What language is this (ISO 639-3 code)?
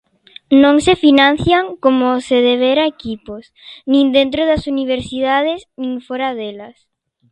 glg